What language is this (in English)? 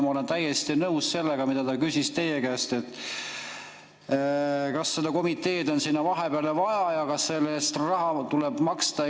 Estonian